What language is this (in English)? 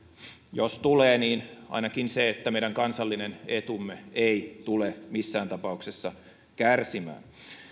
Finnish